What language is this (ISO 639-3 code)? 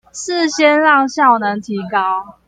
zho